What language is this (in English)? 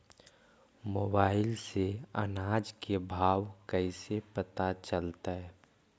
Magahi